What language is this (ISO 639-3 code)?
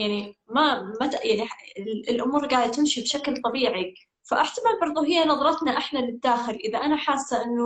ara